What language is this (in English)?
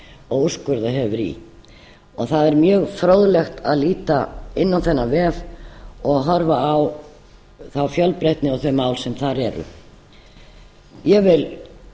Icelandic